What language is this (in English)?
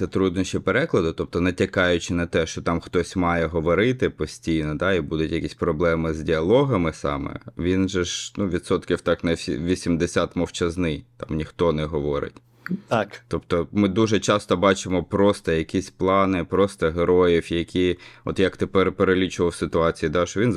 Ukrainian